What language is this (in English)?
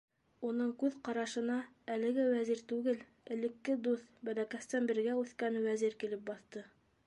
Bashkir